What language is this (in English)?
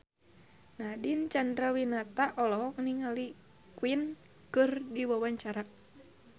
Sundanese